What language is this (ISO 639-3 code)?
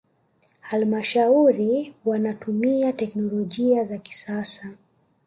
swa